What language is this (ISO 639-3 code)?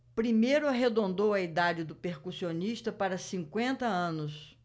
por